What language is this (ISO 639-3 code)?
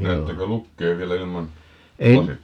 fin